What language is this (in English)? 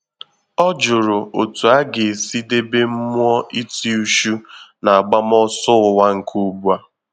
Igbo